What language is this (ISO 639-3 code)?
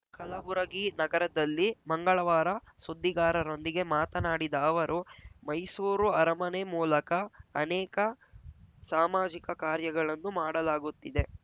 kan